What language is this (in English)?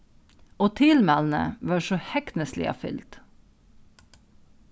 Faroese